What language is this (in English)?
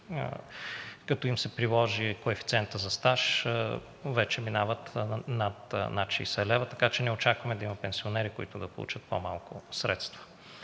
Bulgarian